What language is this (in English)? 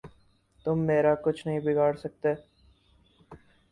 Urdu